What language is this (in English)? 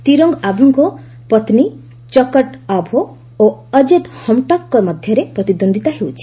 Odia